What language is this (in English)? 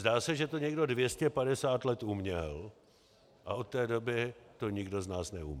Czech